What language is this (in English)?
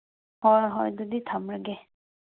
Manipuri